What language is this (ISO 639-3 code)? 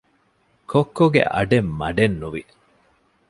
div